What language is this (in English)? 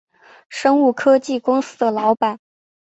Chinese